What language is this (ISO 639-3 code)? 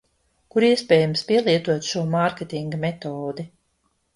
lav